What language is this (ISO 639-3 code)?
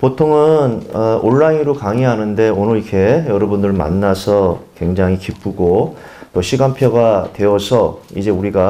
kor